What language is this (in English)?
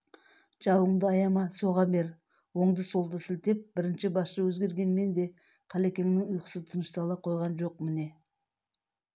Kazakh